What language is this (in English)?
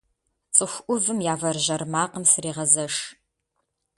Kabardian